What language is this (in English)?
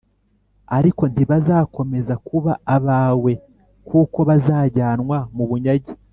Kinyarwanda